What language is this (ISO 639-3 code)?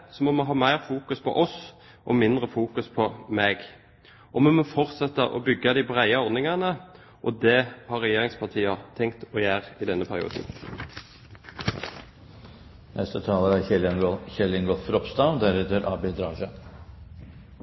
nor